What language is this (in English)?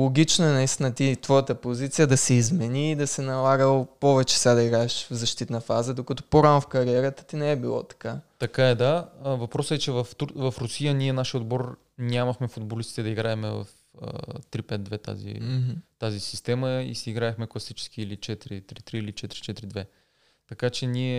Bulgarian